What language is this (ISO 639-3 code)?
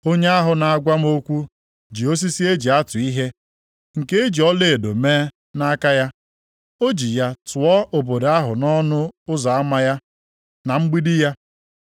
ibo